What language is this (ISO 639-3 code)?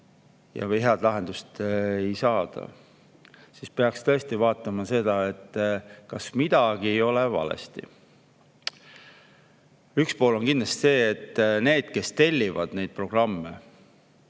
est